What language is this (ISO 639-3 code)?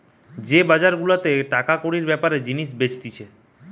ben